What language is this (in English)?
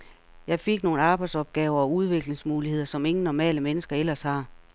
Danish